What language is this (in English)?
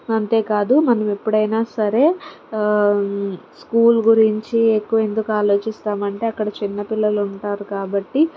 Telugu